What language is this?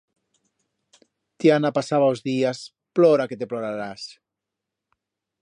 Aragonese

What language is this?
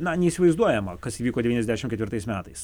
Lithuanian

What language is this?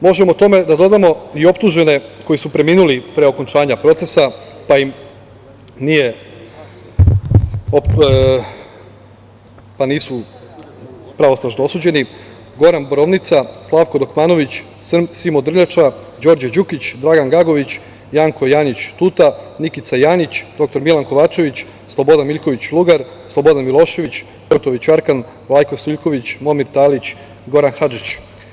Serbian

